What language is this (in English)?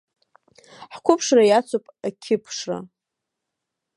Abkhazian